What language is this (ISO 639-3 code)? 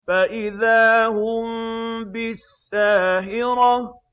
ara